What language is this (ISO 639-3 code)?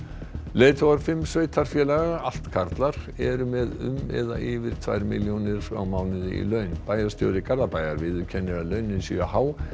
isl